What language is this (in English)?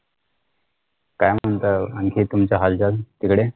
Marathi